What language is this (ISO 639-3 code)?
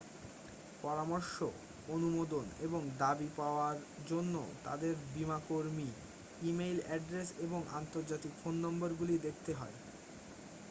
ben